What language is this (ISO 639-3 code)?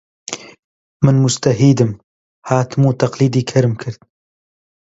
ckb